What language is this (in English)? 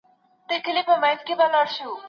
Pashto